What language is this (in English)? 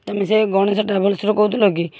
Odia